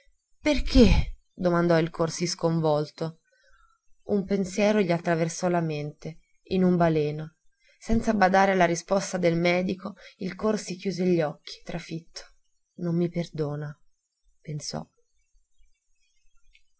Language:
Italian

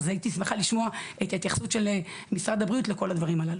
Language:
Hebrew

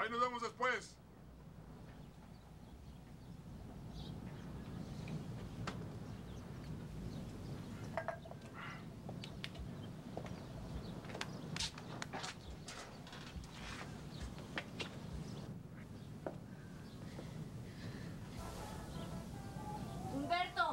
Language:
Spanish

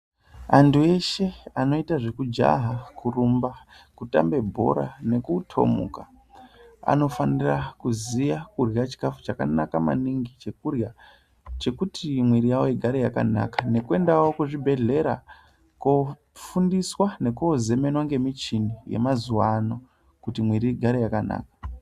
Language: Ndau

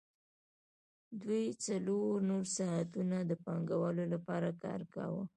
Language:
Pashto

